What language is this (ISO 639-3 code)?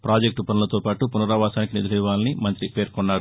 tel